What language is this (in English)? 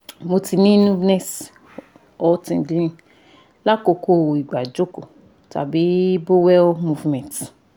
Yoruba